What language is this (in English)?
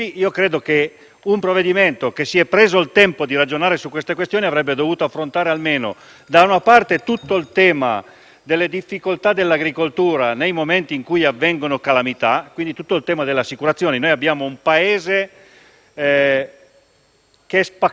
Italian